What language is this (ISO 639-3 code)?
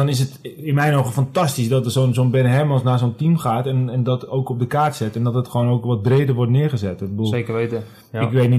nld